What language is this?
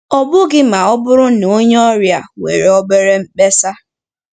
Igbo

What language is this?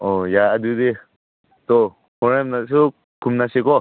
Manipuri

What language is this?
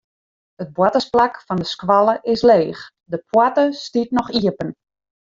Western Frisian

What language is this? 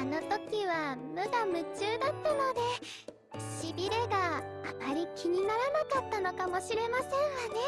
Japanese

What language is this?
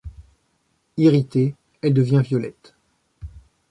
French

